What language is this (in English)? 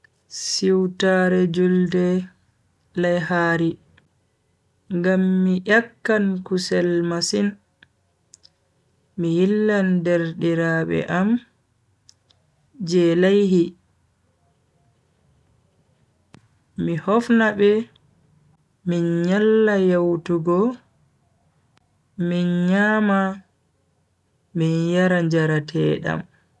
Bagirmi Fulfulde